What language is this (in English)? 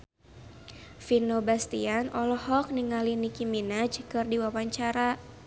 Sundanese